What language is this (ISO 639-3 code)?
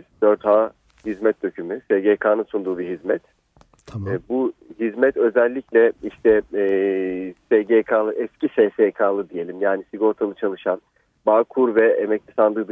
tur